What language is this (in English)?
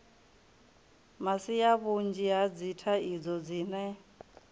Venda